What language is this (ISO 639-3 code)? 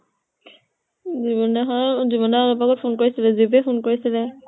asm